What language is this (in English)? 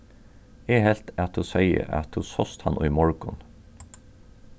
Faroese